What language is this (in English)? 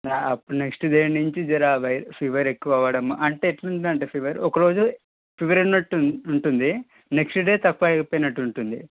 Telugu